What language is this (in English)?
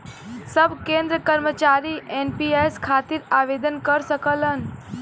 Bhojpuri